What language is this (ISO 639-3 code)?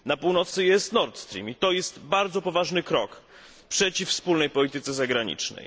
pol